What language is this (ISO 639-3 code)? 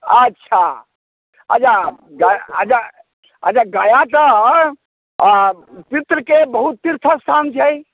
mai